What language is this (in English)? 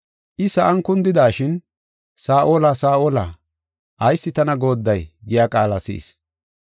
Gofa